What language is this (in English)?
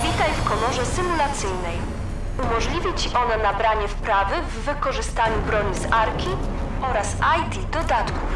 Polish